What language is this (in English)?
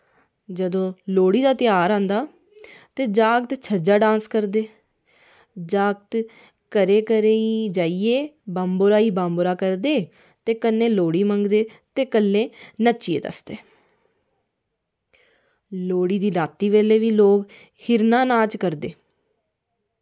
Dogri